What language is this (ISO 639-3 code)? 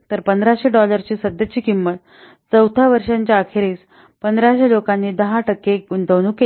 mar